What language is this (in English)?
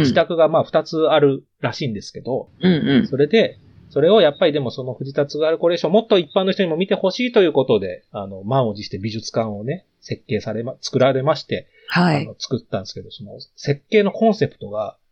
Japanese